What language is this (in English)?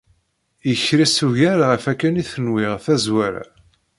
Kabyle